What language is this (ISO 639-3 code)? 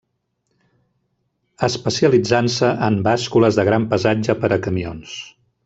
cat